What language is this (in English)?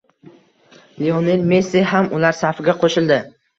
Uzbek